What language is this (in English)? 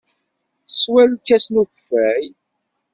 Kabyle